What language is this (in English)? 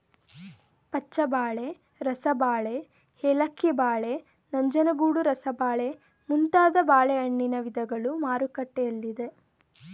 Kannada